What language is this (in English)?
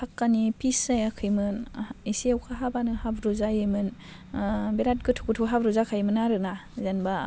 Bodo